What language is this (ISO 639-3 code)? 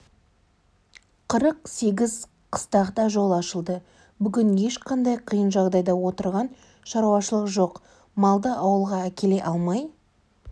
kaz